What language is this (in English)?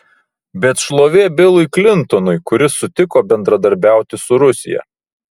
Lithuanian